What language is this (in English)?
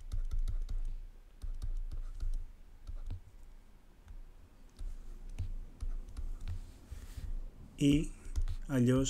Greek